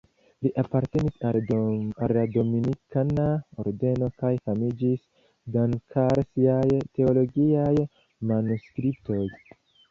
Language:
Esperanto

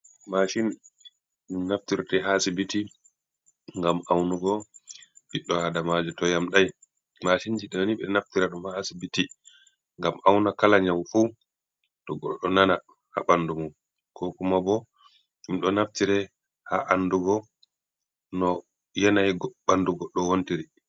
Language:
Fula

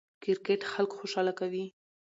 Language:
Pashto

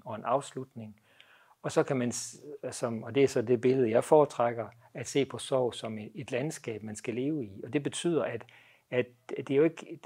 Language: Danish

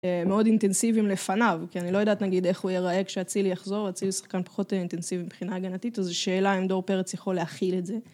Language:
Hebrew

